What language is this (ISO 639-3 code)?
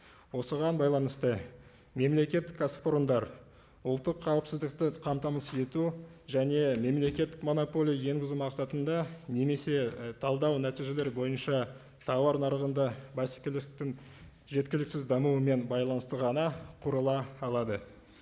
kaz